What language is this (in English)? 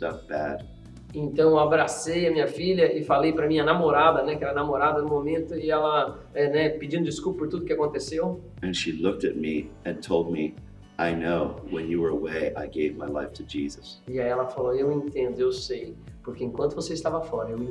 Portuguese